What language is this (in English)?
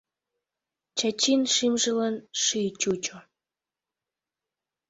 Mari